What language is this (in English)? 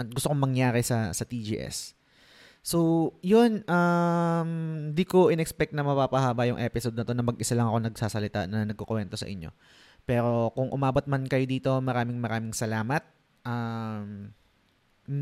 Filipino